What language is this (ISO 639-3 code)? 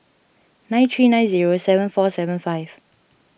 eng